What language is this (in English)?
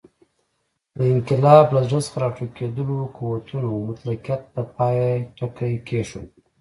Pashto